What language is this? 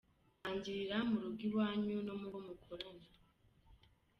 Kinyarwanda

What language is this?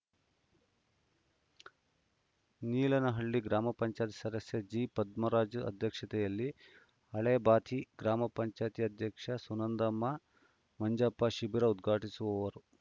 Kannada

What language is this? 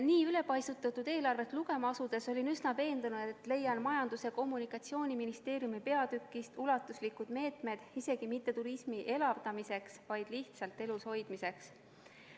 Estonian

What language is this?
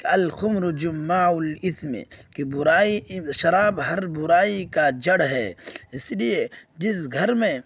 Urdu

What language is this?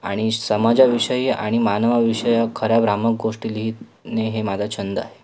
Marathi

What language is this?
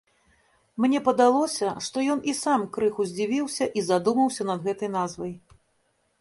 Belarusian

